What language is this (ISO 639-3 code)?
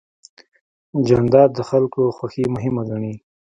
pus